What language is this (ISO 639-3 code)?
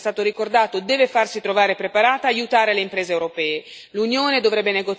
ita